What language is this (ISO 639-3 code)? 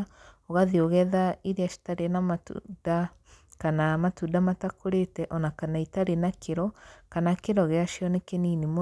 kik